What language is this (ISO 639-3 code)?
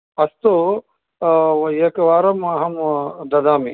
san